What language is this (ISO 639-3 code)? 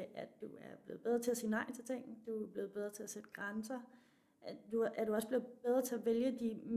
dan